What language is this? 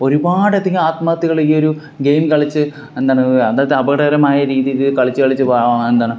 Malayalam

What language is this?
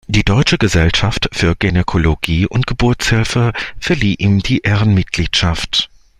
German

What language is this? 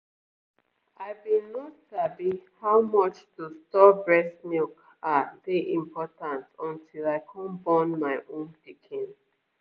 Nigerian Pidgin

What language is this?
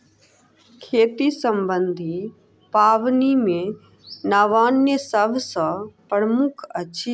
Maithili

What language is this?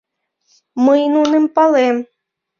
Mari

